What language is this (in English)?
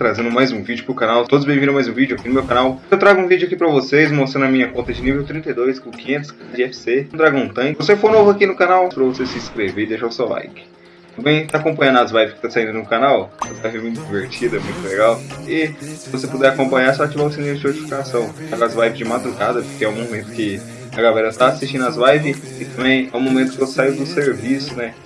Portuguese